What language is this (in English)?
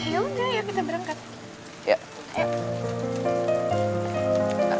Indonesian